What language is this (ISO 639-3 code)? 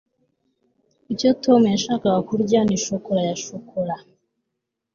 kin